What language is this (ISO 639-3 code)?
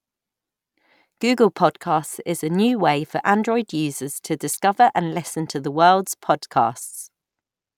eng